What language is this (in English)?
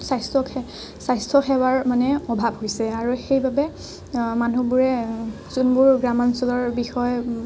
Assamese